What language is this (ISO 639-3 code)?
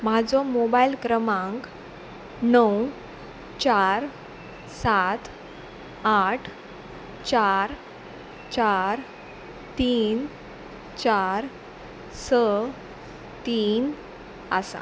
kok